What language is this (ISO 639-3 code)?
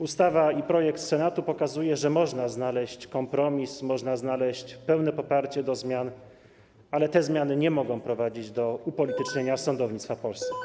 pol